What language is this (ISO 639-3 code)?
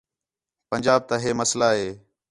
xhe